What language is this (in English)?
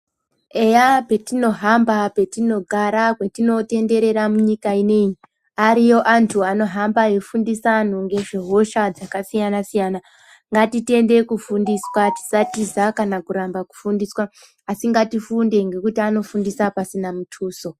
Ndau